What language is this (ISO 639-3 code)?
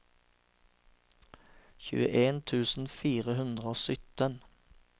nor